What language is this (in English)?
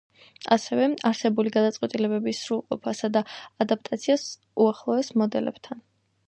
Georgian